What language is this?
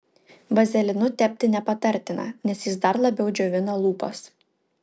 Lithuanian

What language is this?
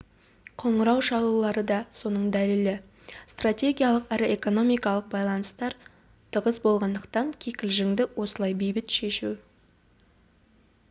Kazakh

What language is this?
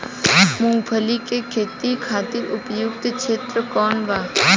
Bhojpuri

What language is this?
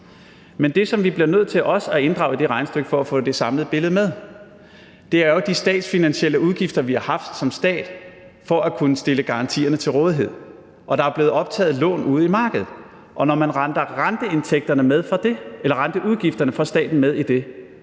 Danish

